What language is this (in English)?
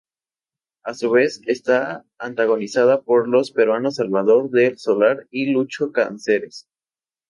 Spanish